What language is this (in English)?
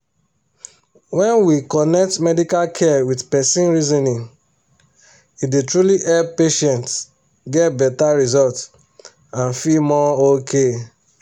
Nigerian Pidgin